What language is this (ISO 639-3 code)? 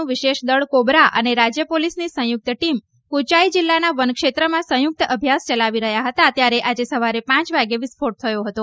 guj